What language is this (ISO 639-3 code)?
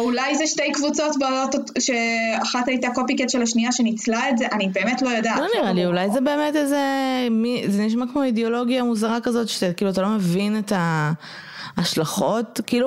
heb